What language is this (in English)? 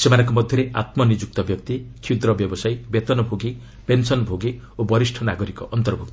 Odia